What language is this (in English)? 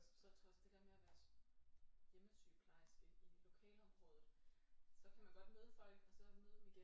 Danish